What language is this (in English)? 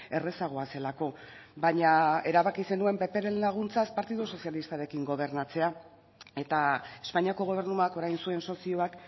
Basque